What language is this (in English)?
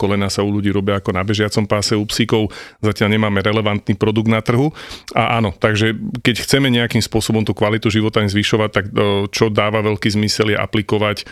Slovak